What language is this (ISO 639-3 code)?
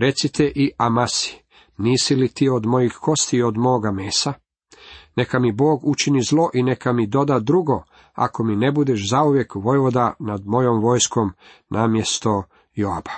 hrv